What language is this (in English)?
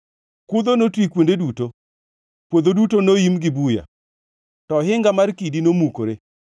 Luo (Kenya and Tanzania)